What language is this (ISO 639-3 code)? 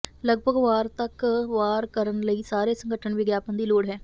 pan